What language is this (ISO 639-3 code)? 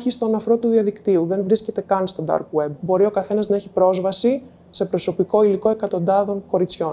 ell